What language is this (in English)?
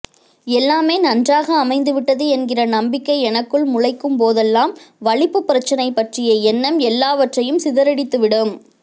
Tamil